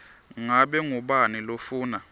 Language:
Swati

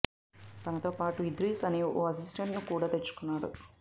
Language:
Telugu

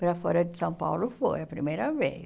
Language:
Portuguese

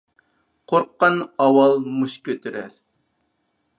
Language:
Uyghur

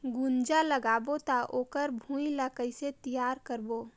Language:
Chhattisgarhi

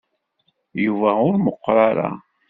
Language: Kabyle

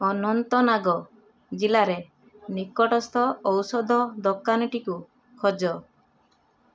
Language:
Odia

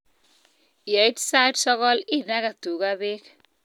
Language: Kalenjin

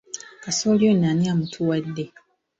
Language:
Ganda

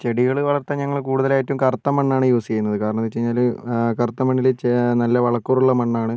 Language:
Malayalam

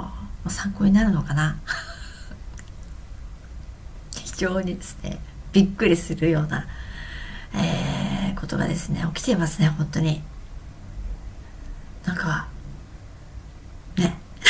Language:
Japanese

